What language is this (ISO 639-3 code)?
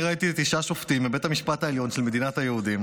heb